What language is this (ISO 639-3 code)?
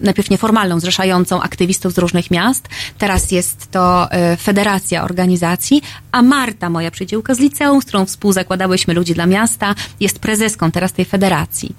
pol